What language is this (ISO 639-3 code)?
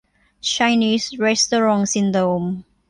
tha